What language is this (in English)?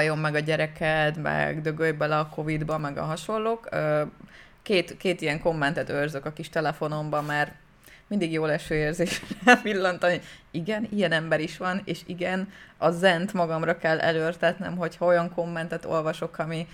Hungarian